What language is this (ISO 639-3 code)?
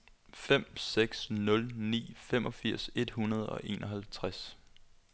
dan